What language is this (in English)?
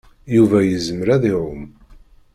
Kabyle